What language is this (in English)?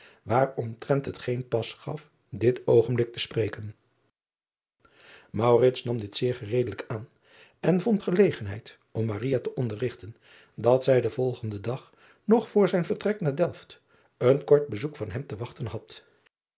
Dutch